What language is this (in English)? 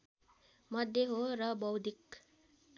Nepali